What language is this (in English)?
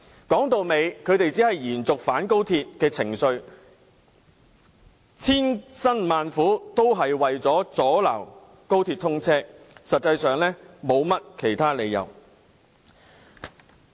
Cantonese